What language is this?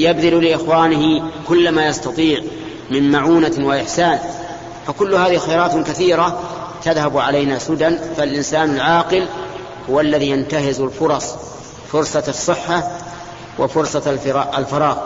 Arabic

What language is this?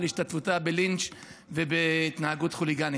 Hebrew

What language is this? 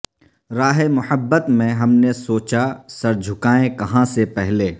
Urdu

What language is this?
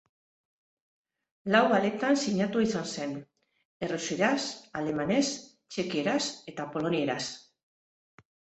Basque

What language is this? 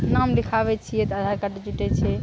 Maithili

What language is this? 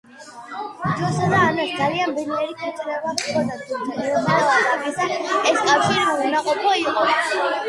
Georgian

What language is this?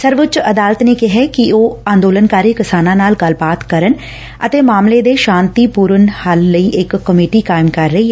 Punjabi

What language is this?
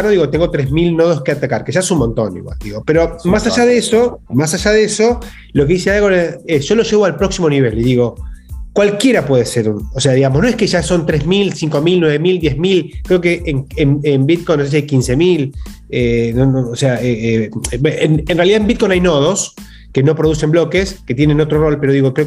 Spanish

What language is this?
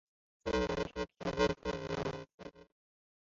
Chinese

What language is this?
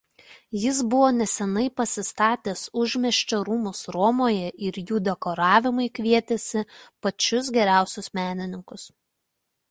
Lithuanian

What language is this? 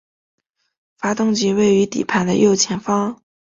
Chinese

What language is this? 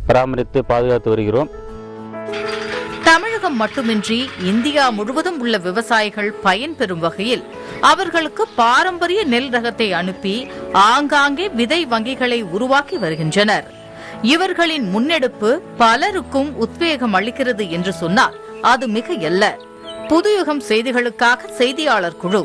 Korean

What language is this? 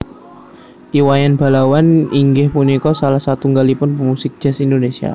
Javanese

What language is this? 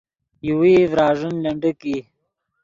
Yidgha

